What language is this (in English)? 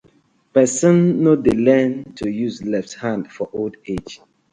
Nigerian Pidgin